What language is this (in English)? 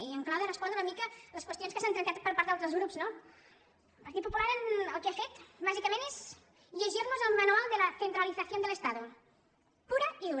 Catalan